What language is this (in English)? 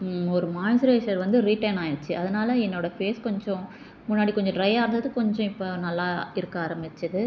Tamil